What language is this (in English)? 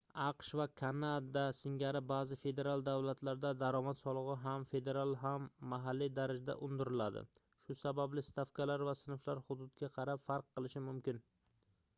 Uzbek